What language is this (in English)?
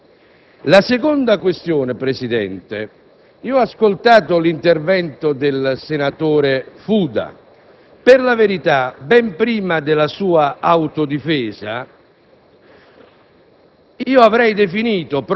Italian